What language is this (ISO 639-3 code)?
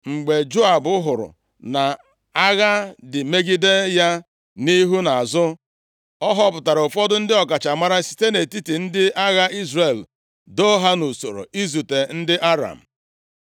ibo